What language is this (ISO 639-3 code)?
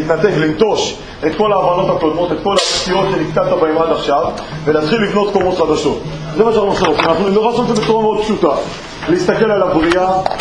heb